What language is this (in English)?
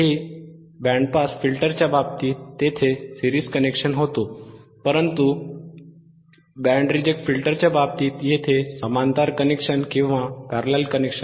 Marathi